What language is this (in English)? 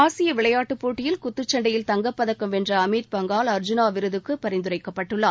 Tamil